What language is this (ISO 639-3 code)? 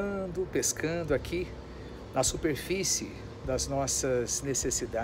por